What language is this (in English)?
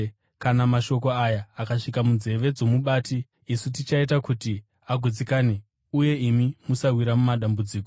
Shona